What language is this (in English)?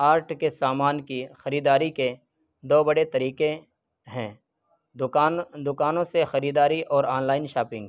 Urdu